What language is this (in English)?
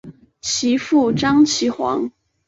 Chinese